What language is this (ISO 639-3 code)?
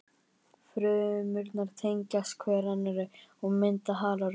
isl